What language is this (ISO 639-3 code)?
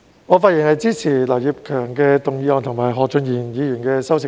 yue